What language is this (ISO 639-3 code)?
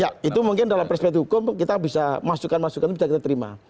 ind